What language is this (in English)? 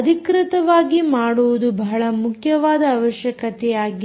Kannada